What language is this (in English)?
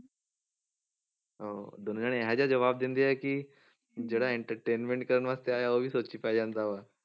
Punjabi